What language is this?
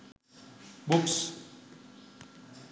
Sinhala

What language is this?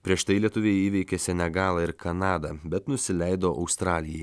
Lithuanian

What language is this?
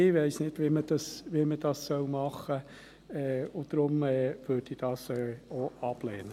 Swiss German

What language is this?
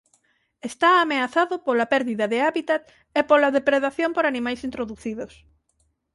Galician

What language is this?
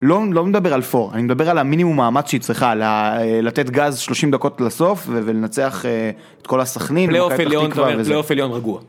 Hebrew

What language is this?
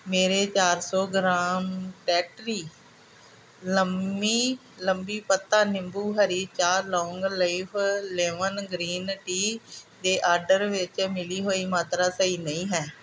Punjabi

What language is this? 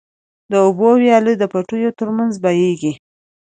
Pashto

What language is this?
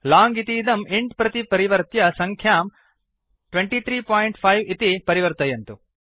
Sanskrit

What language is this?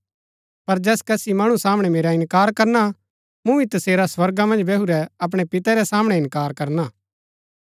Gaddi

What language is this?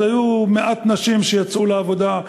Hebrew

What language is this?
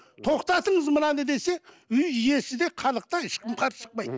Kazakh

